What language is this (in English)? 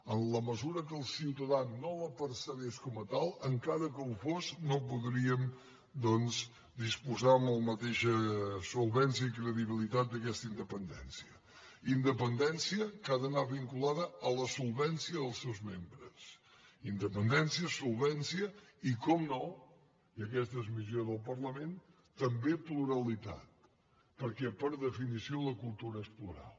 Catalan